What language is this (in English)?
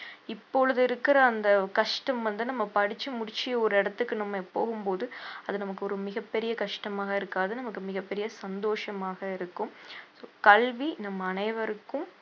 Tamil